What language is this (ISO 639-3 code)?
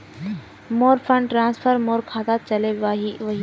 mag